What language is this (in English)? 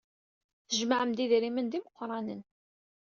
Kabyle